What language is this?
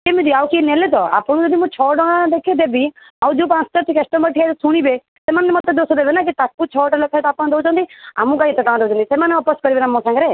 Odia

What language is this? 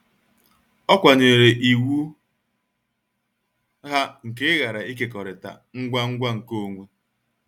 Igbo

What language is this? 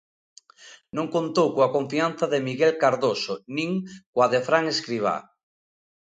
Galician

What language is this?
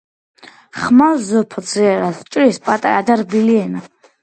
Georgian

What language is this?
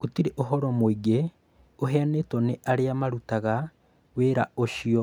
Kikuyu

